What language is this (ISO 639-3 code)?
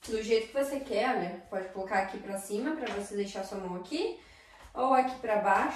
por